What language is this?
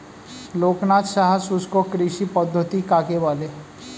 Bangla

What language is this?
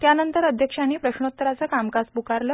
Marathi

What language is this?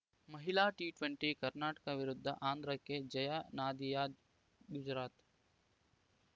Kannada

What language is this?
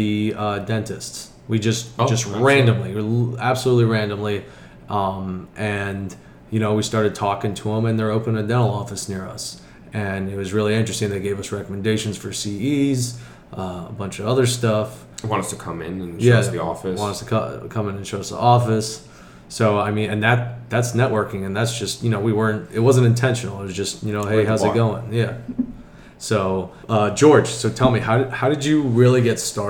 English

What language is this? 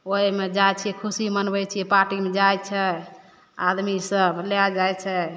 Maithili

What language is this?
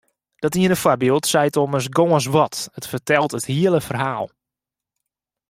Western Frisian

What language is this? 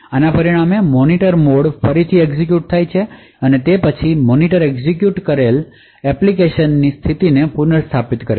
Gujarati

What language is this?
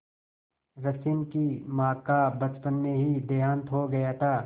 Hindi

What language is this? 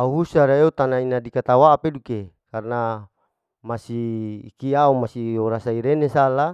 Larike-Wakasihu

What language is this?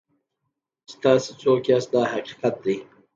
Pashto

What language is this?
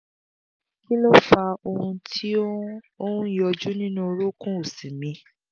Yoruba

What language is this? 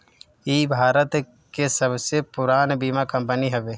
Bhojpuri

